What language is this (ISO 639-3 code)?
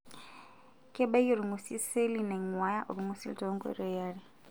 mas